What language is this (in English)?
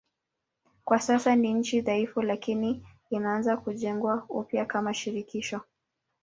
Swahili